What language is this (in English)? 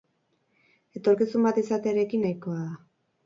Basque